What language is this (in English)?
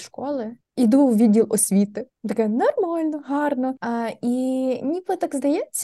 Ukrainian